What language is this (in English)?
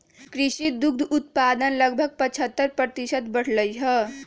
Magahi